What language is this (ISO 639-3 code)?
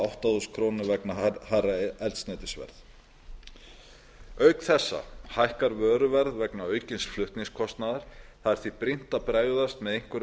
isl